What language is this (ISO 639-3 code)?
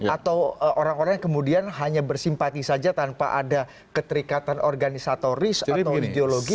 ind